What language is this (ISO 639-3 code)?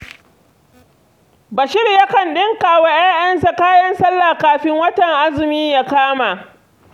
hau